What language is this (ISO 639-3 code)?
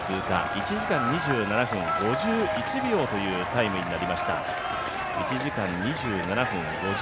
jpn